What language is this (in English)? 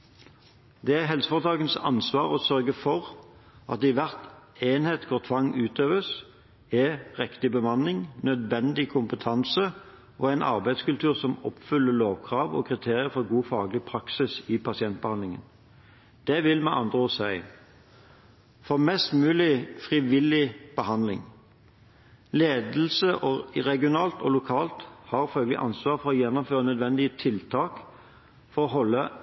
Norwegian Bokmål